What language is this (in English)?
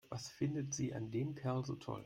German